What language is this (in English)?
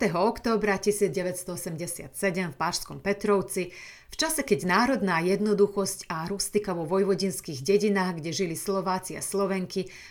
Slovak